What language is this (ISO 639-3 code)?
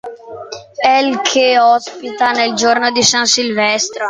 ita